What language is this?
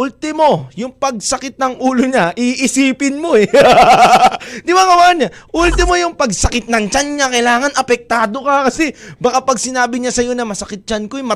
Filipino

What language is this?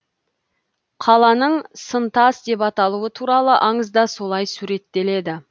Kazakh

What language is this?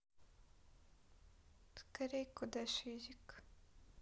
Russian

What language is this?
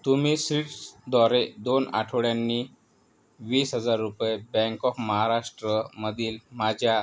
Marathi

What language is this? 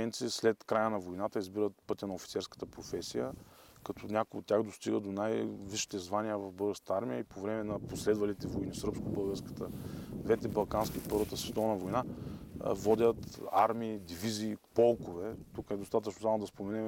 Bulgarian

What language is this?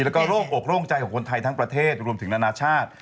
Thai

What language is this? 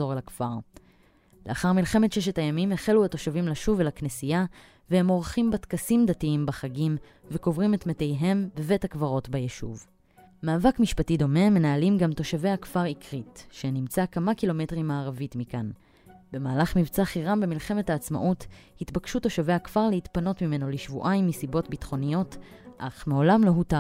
Hebrew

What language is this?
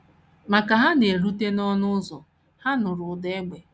Igbo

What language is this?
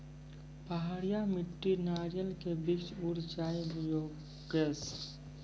Maithili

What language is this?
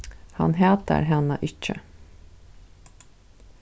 Faroese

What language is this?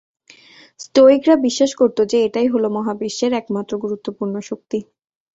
Bangla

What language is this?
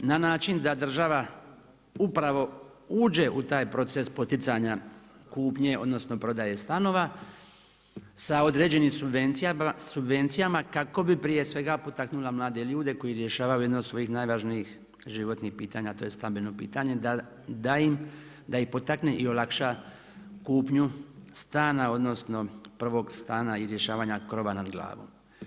Croatian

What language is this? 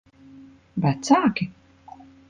Latvian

